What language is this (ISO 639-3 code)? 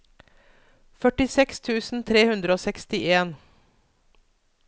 nor